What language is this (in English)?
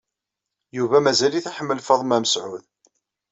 Kabyle